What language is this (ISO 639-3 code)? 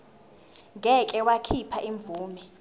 zul